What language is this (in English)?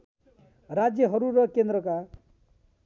Nepali